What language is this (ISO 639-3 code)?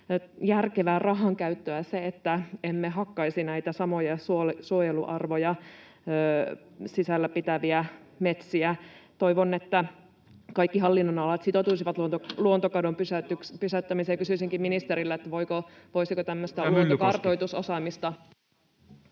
fin